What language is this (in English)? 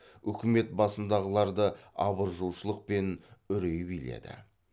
Kazakh